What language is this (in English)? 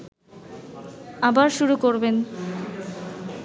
Bangla